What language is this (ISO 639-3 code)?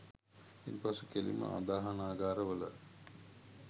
sin